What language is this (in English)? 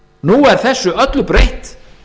Icelandic